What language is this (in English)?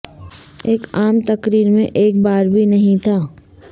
Urdu